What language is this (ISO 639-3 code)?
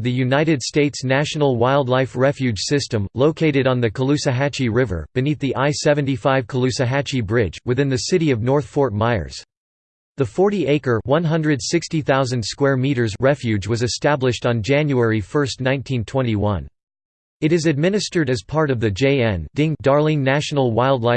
eng